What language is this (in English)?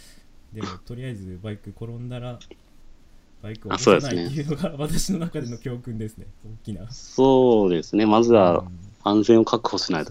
Japanese